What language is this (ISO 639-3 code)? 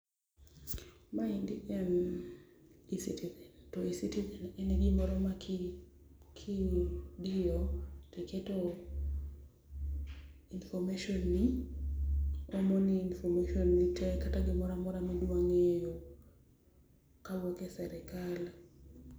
luo